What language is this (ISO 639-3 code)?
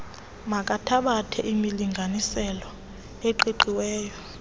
xho